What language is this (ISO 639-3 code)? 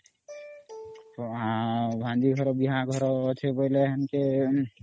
ori